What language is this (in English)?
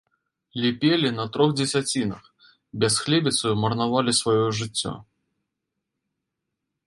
Belarusian